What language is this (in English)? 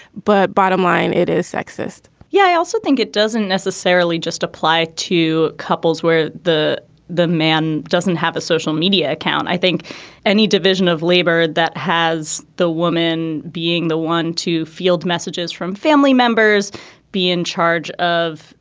English